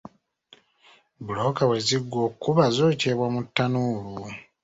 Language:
Ganda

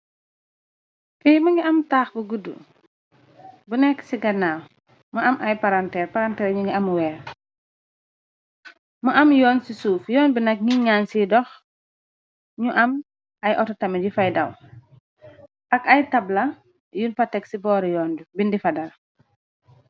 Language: Wolof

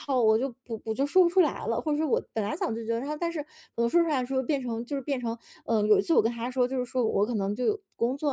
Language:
Chinese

